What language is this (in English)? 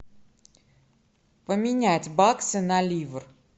Russian